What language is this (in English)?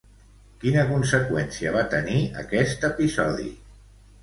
Catalan